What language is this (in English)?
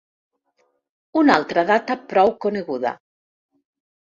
Catalan